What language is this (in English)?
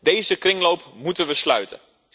Dutch